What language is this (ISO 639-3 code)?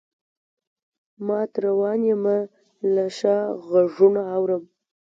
pus